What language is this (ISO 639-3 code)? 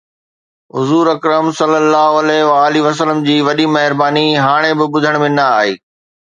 snd